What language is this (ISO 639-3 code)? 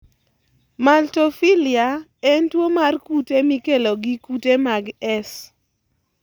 luo